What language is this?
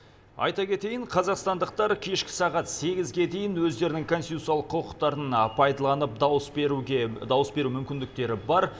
Kazakh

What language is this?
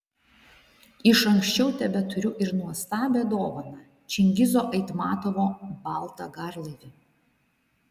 Lithuanian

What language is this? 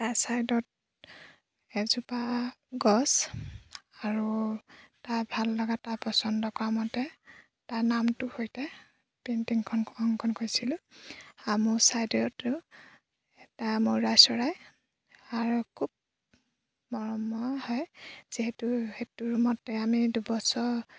Assamese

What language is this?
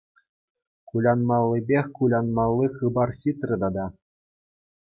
Chuvash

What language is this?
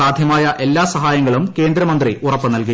Malayalam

